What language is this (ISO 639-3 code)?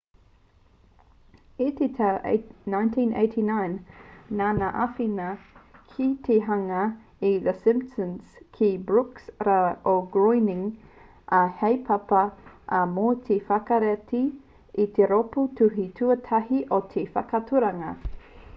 mri